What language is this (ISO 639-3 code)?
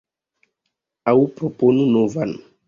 epo